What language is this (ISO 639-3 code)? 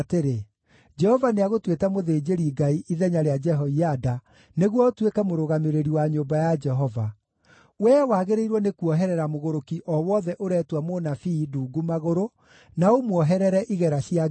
kik